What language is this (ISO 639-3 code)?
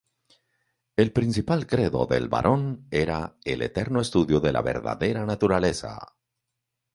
spa